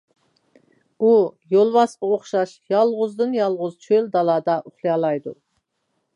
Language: Uyghur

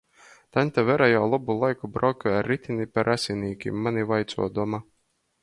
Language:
Latgalian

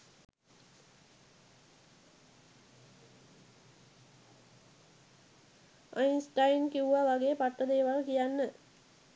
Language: Sinhala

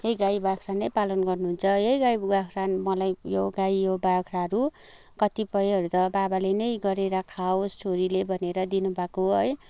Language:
Nepali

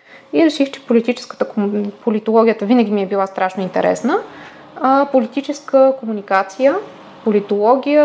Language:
Bulgarian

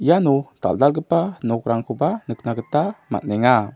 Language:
Garo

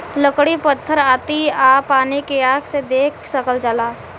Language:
Bhojpuri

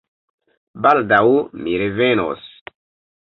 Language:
Esperanto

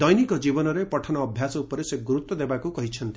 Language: Odia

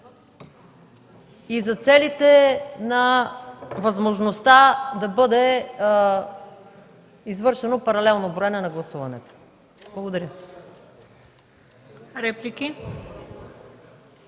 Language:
Bulgarian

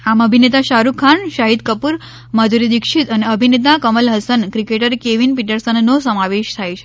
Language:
Gujarati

